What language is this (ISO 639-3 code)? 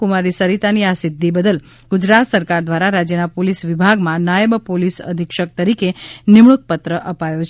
guj